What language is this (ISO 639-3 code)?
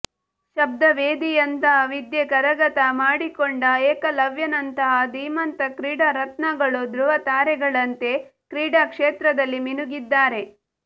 kan